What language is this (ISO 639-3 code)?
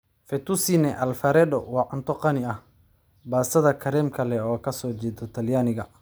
som